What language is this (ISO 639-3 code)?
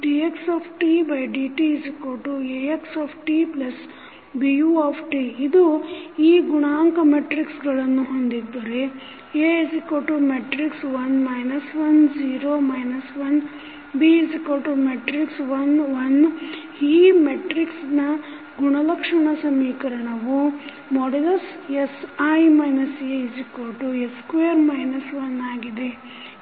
kan